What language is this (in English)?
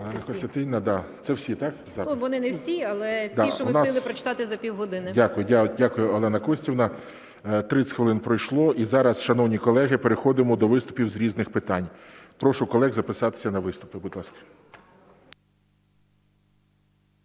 Ukrainian